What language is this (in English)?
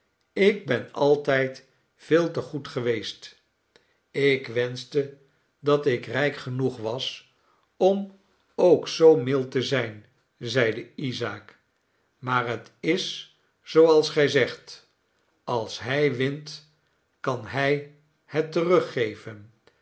Dutch